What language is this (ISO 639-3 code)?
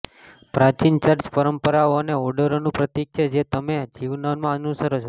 guj